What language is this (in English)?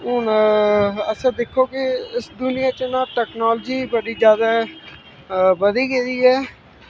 Dogri